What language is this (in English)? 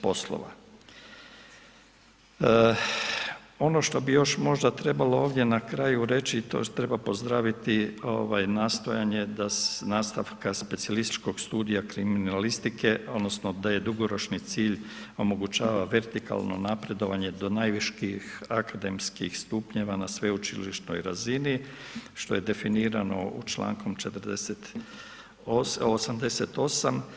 Croatian